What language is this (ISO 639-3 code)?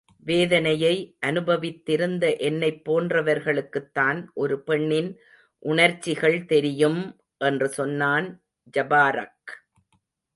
tam